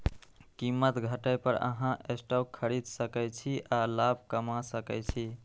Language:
Maithili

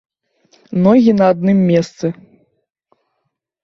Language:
Belarusian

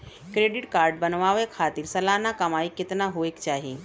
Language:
Bhojpuri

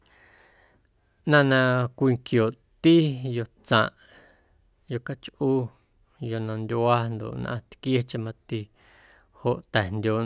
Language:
Guerrero Amuzgo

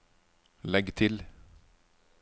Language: Norwegian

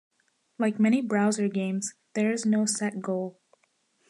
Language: English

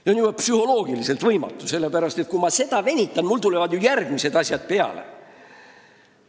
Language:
Estonian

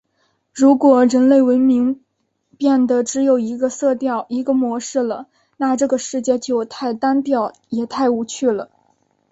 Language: Chinese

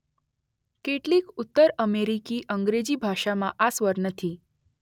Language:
Gujarati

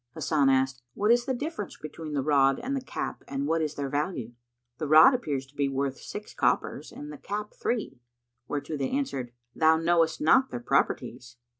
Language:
English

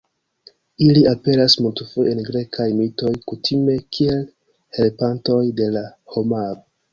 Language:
Esperanto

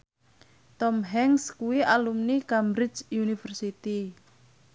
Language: Javanese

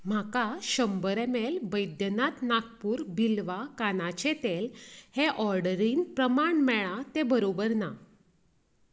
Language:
Konkani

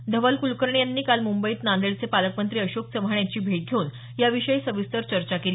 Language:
Marathi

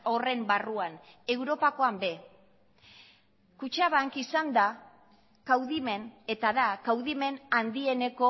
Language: Basque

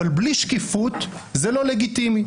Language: Hebrew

